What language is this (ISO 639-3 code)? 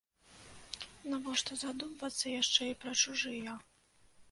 bel